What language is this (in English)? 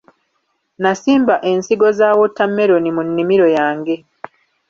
Ganda